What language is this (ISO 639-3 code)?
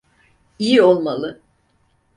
tur